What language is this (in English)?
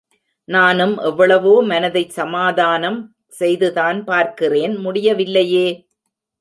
Tamil